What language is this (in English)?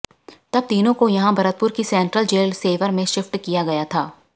Hindi